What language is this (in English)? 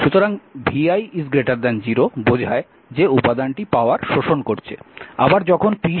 Bangla